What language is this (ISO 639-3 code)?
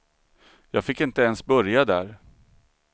swe